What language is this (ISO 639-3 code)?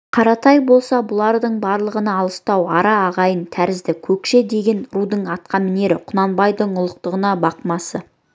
kaz